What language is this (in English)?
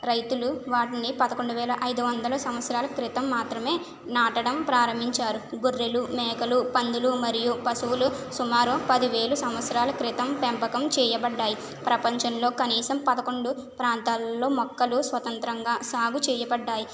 Telugu